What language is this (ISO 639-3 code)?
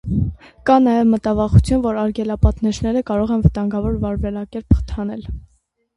hye